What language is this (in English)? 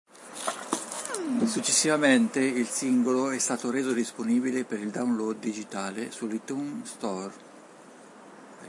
Italian